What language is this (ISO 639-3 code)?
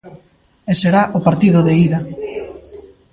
glg